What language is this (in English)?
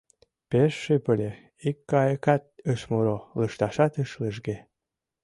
Mari